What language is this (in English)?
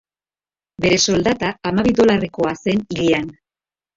Basque